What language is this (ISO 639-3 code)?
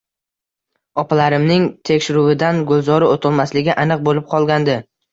uzb